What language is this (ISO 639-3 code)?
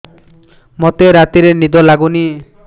ori